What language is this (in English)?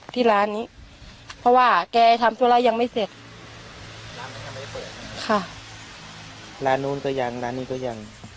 Thai